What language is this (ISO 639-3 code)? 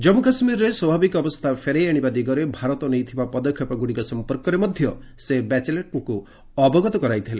ori